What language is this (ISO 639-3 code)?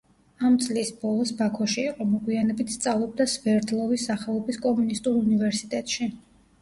kat